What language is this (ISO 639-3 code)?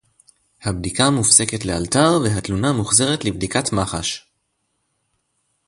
heb